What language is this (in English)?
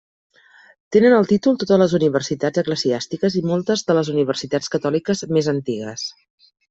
Catalan